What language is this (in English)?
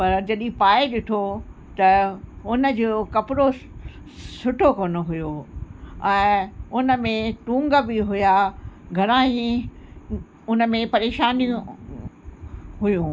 Sindhi